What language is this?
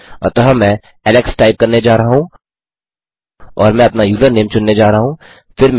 Hindi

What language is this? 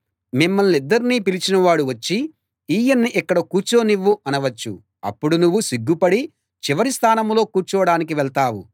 Telugu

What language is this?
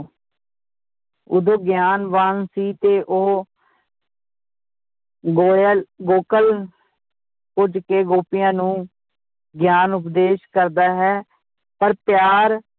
Punjabi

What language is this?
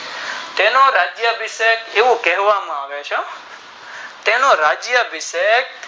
Gujarati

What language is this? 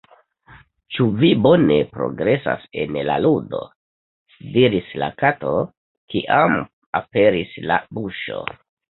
Esperanto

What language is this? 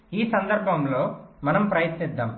Telugu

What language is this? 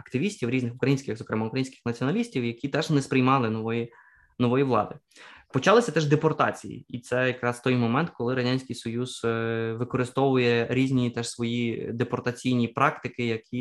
Ukrainian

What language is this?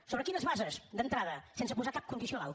Catalan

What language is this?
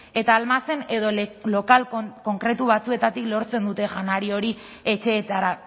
Basque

